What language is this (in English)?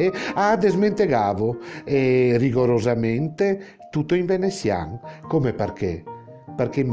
Italian